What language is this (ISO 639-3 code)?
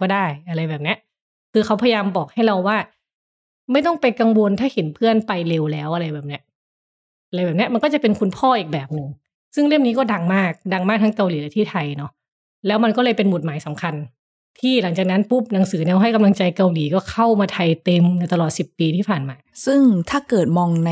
tha